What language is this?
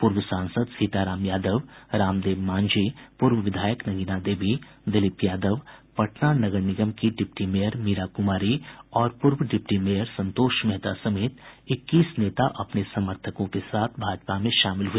Hindi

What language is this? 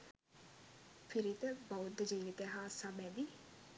Sinhala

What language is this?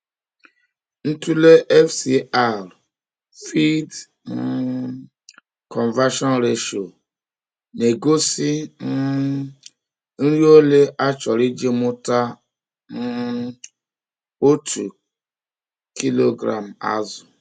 Igbo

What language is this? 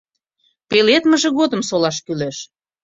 Mari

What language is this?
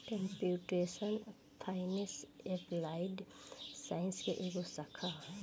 Bhojpuri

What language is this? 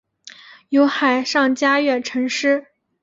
Chinese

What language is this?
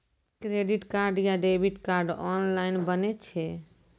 Maithili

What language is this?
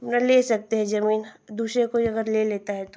Hindi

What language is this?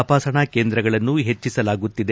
Kannada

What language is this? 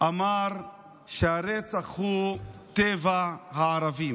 Hebrew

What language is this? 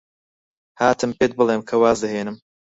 Central Kurdish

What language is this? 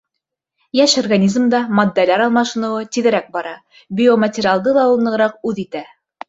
Bashkir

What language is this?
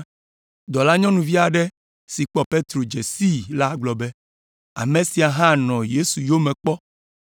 Ewe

